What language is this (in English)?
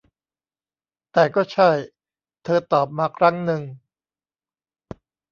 Thai